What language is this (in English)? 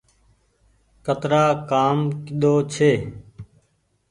Goaria